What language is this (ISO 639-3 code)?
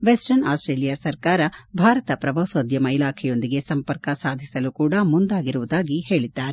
kan